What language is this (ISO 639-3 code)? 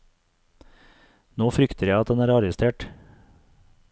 nor